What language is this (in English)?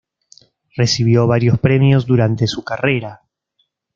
Spanish